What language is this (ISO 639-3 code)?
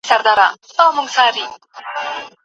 pus